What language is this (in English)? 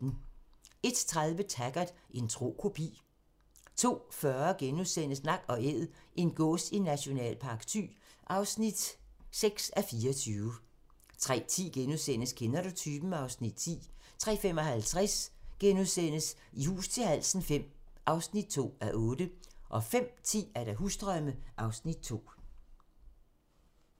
Danish